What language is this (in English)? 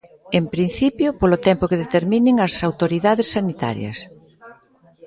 Galician